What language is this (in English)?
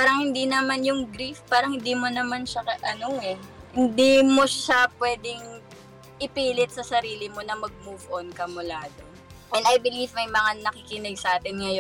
Filipino